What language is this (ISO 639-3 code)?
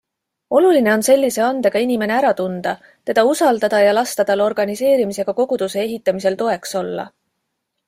est